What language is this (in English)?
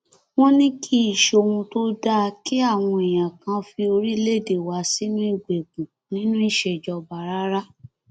Yoruba